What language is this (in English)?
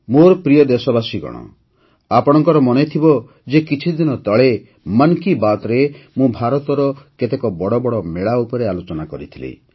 Odia